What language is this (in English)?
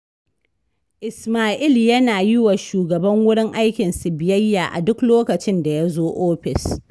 Hausa